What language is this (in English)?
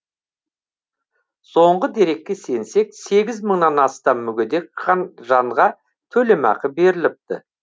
Kazakh